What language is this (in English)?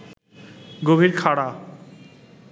Bangla